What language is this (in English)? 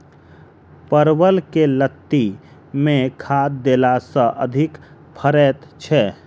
Maithili